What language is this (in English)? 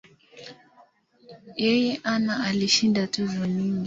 Swahili